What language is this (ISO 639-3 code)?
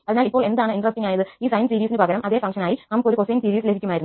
mal